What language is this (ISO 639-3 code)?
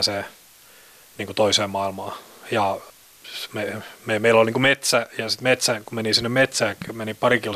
fin